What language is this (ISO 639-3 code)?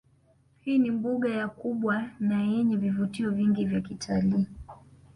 swa